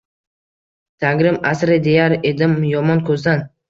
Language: Uzbek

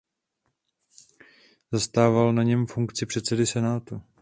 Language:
Czech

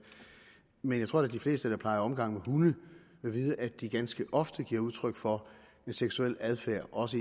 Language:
Danish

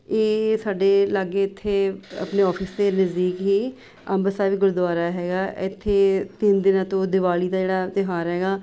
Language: Punjabi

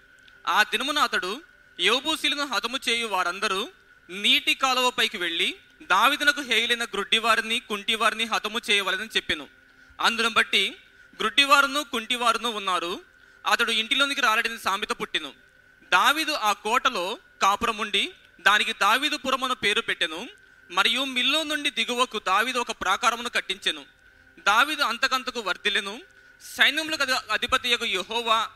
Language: Telugu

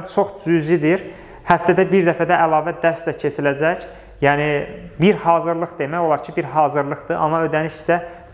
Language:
Turkish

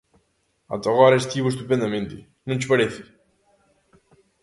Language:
Galician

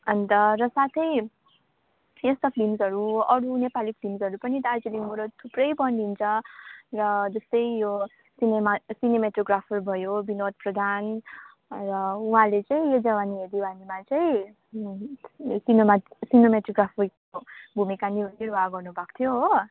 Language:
Nepali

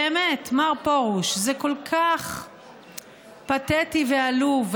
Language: Hebrew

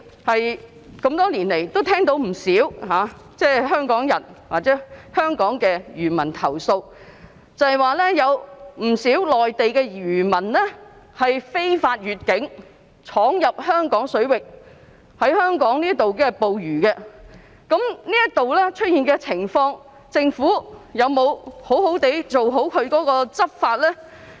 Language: Cantonese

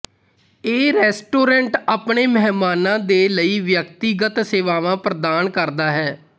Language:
Punjabi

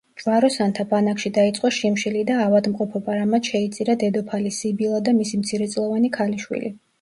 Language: Georgian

